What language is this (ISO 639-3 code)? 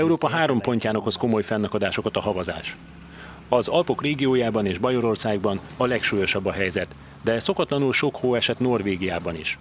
hun